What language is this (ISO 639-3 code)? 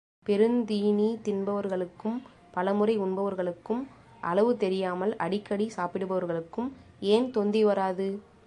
tam